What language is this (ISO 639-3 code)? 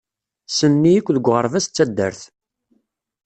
kab